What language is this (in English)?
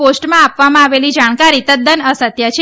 Gujarati